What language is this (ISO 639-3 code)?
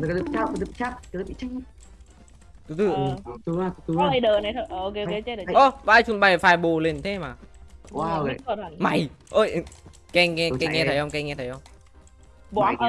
vie